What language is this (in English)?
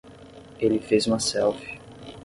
Portuguese